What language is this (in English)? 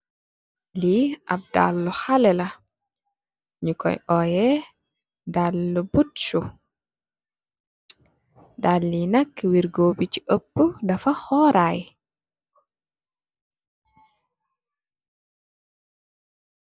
Wolof